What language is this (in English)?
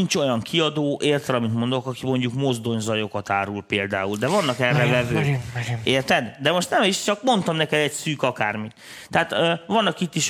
Hungarian